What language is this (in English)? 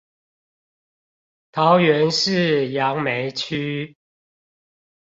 Chinese